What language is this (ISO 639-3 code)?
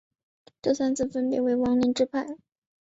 zho